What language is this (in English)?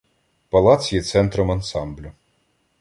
Ukrainian